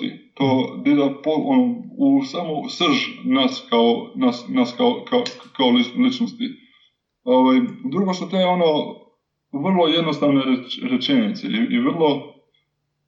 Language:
Croatian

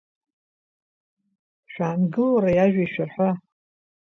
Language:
Abkhazian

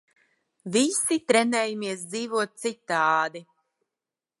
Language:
Latvian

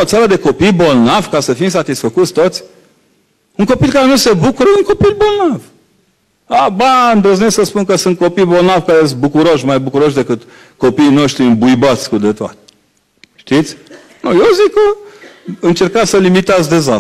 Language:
Romanian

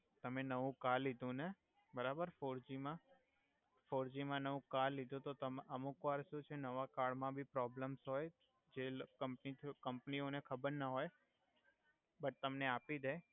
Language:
Gujarati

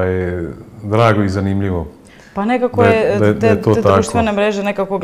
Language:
Croatian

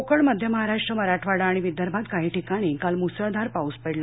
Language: Marathi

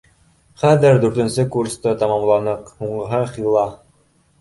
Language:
Bashkir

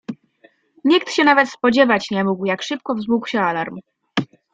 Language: Polish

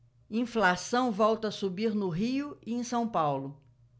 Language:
Portuguese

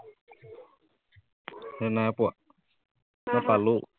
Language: Assamese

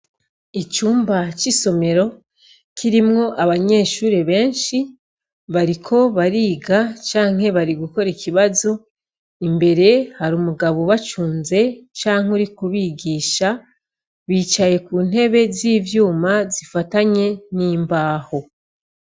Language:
Rundi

